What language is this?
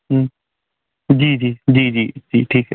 Hindi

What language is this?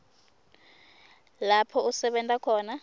Swati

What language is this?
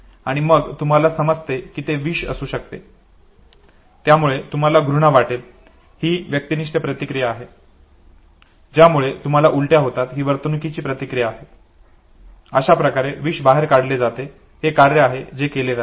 Marathi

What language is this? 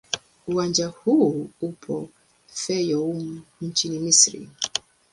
Swahili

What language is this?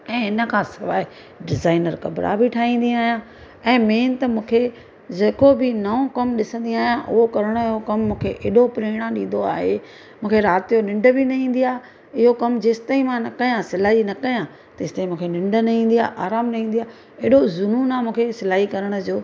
Sindhi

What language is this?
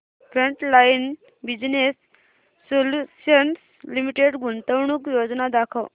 Marathi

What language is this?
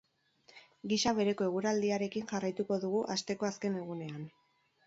Basque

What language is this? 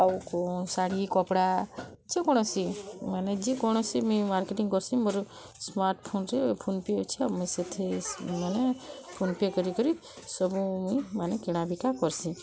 Odia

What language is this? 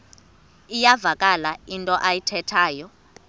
Xhosa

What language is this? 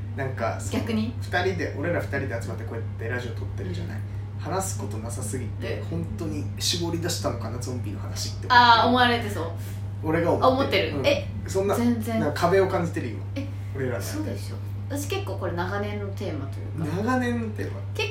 Japanese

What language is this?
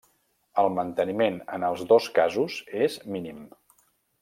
Catalan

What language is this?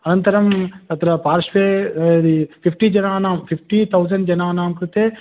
Sanskrit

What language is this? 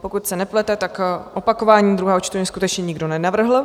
Czech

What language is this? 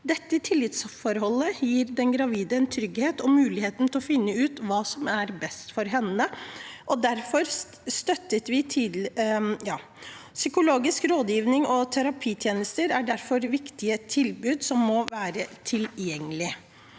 Norwegian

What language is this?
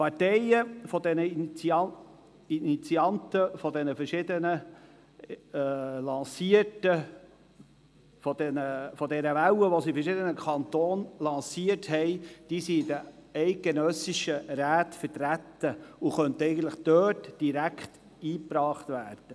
Swiss German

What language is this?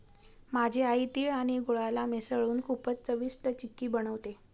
Marathi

